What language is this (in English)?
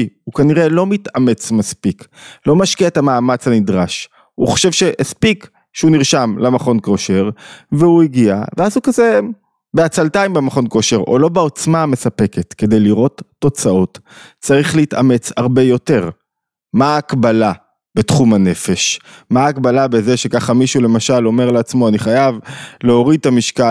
Hebrew